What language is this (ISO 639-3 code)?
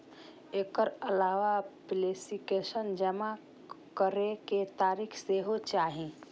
mai